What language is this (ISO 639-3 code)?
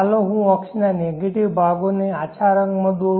guj